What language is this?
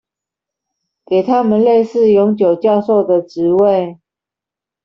Chinese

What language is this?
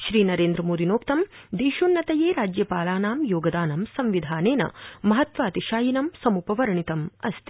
Sanskrit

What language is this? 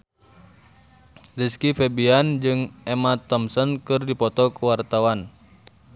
Sundanese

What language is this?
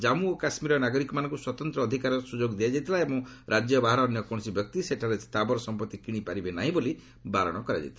Odia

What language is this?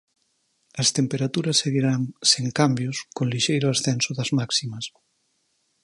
Galician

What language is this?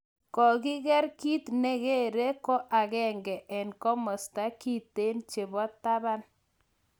Kalenjin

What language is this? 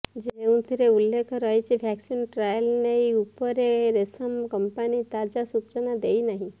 Odia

